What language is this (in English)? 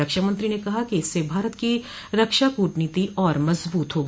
Hindi